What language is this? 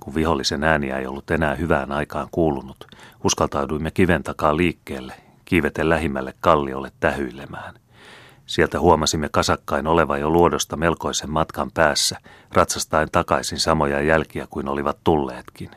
Finnish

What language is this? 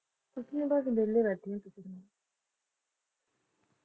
Punjabi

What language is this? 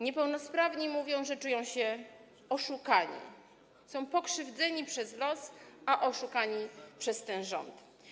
Polish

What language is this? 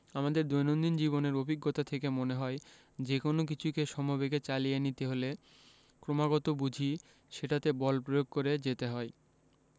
Bangla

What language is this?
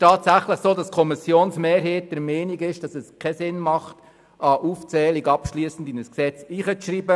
Swiss German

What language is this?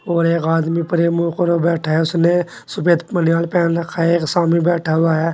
Hindi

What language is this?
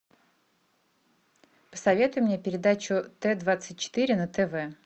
Russian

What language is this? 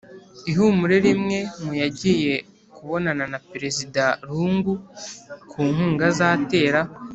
Kinyarwanda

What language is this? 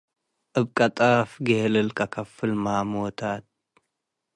Tigre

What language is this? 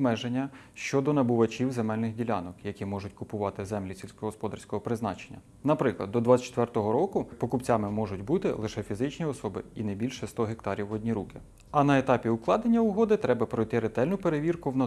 Ukrainian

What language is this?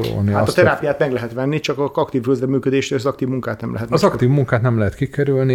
Hungarian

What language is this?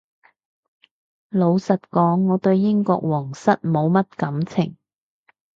Cantonese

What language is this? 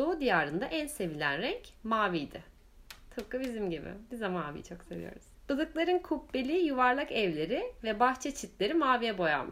Turkish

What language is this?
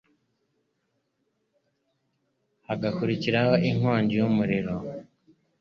Kinyarwanda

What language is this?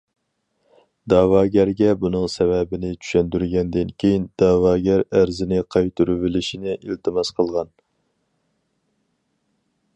Uyghur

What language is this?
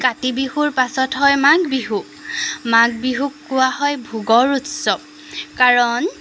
Assamese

